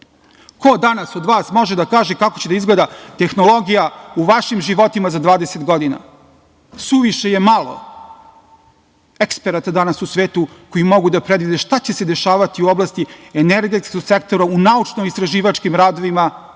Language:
Serbian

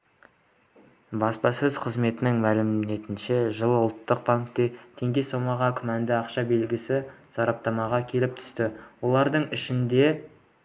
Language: Kazakh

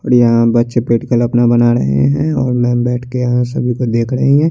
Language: Hindi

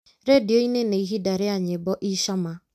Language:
Kikuyu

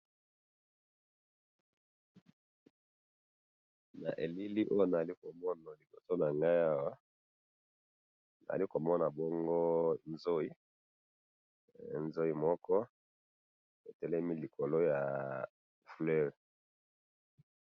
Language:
Lingala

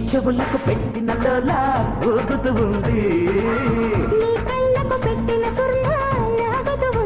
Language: Telugu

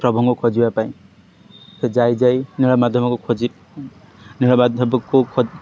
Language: Odia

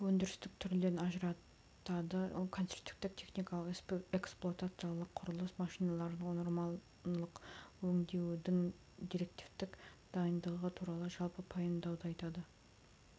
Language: Kazakh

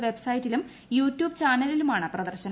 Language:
Malayalam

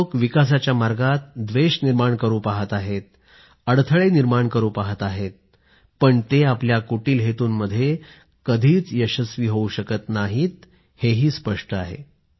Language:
Marathi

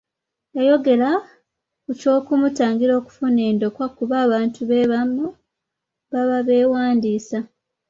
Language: Ganda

